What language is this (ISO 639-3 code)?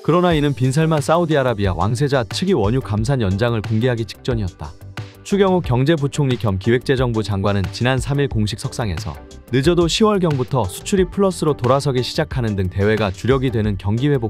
kor